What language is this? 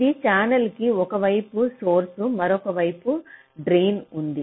Telugu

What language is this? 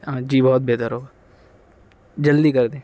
Urdu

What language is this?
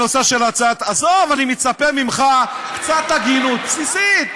Hebrew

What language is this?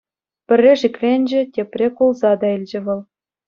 Chuvash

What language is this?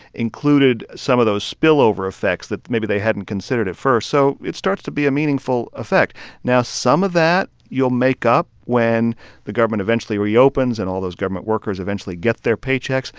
English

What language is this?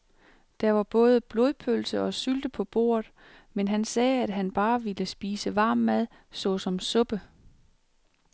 Danish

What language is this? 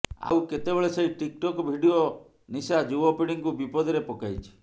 Odia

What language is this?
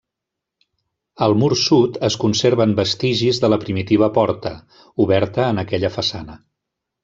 Catalan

